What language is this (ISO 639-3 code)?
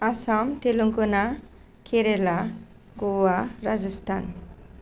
brx